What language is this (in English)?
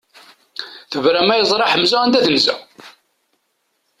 Kabyle